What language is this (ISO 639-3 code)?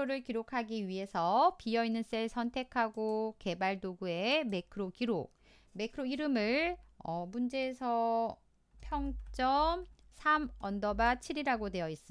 kor